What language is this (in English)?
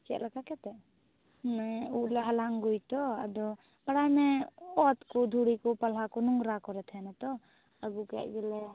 Santali